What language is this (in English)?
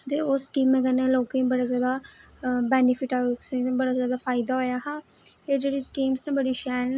Dogri